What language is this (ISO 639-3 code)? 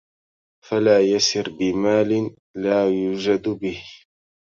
ara